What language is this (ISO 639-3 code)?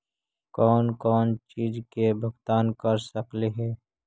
mag